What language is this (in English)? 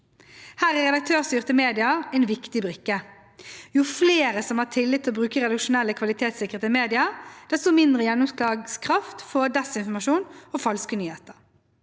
Norwegian